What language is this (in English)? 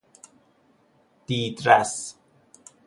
Persian